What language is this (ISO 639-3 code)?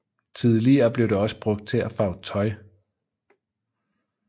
dan